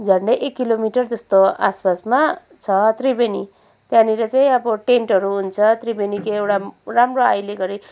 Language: Nepali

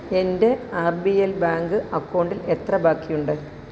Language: Malayalam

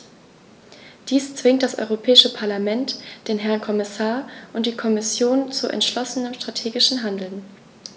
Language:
German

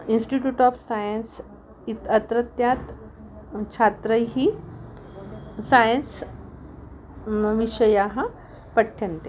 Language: Sanskrit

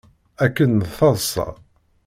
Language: Kabyle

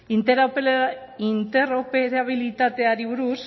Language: Basque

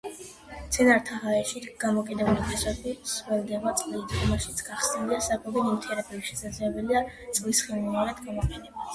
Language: Georgian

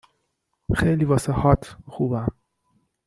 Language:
Persian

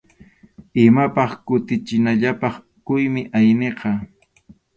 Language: Arequipa-La Unión Quechua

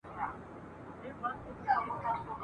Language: Pashto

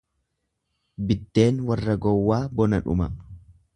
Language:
Oromo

